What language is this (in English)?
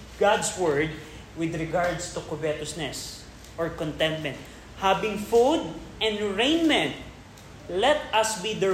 Filipino